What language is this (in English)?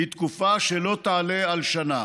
Hebrew